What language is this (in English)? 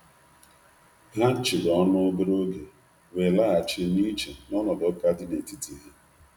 Igbo